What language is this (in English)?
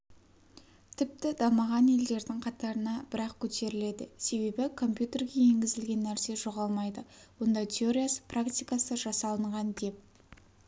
Kazakh